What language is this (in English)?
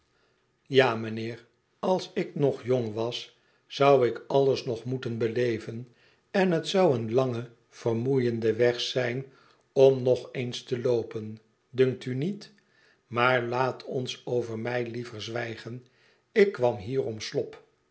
Dutch